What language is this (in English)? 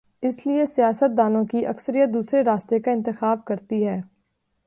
Urdu